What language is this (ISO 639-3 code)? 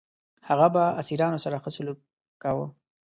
pus